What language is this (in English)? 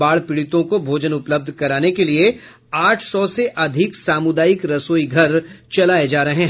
Hindi